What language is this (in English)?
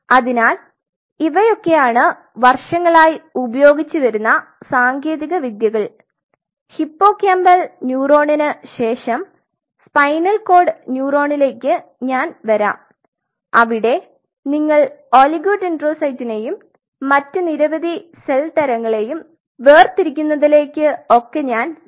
Malayalam